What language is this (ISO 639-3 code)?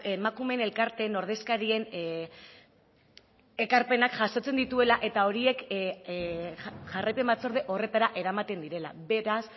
eus